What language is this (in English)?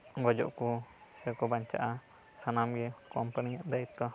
Santali